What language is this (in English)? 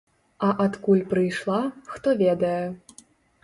Belarusian